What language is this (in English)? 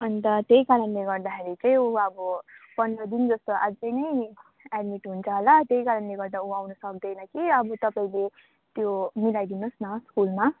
Nepali